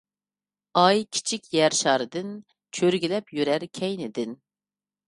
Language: Uyghur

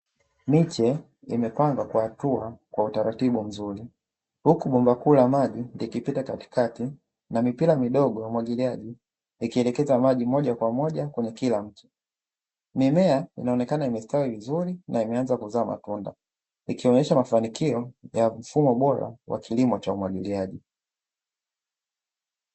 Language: Swahili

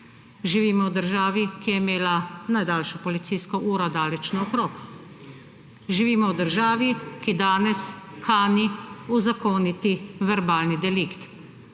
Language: Slovenian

